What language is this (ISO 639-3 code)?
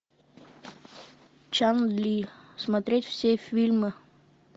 rus